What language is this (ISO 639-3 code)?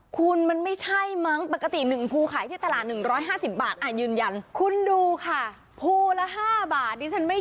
tha